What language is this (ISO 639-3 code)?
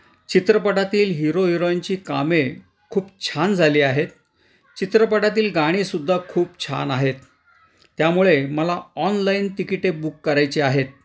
mar